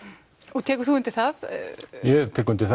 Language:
Icelandic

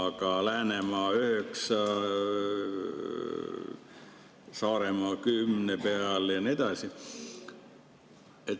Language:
Estonian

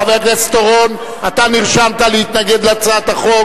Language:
Hebrew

